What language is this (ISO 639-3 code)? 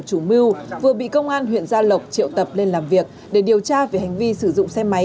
vie